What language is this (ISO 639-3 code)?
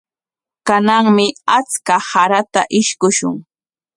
qwa